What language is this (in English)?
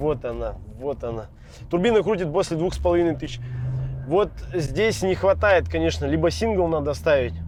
Russian